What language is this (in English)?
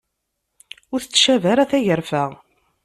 Kabyle